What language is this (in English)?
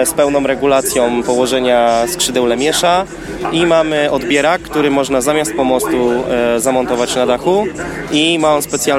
Polish